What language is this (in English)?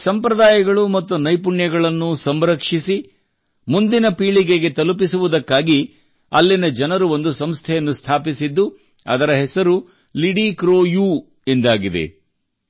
Kannada